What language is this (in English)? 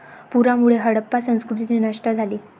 Marathi